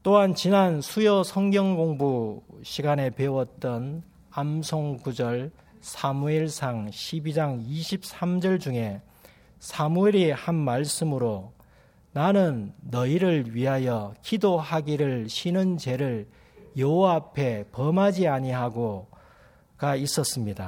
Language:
Korean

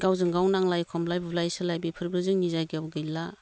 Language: Bodo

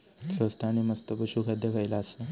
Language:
Marathi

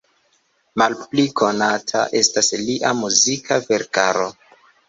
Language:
Esperanto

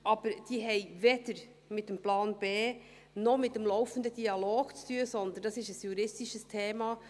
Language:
Swiss German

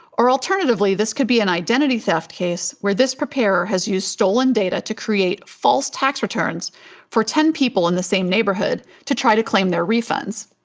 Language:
English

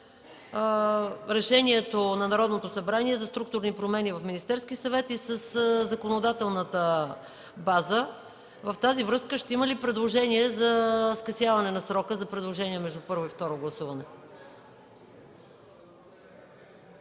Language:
Bulgarian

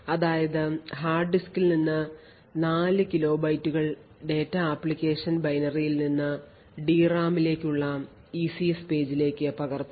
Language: Malayalam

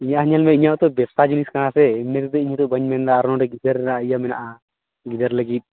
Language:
Santali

